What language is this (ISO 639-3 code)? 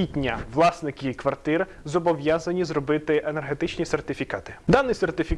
ukr